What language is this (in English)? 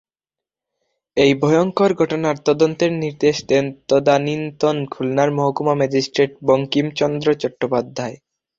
Bangla